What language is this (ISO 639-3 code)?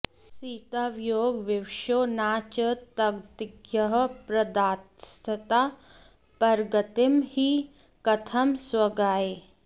san